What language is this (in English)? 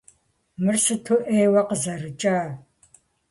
Kabardian